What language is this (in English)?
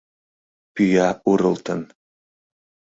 Mari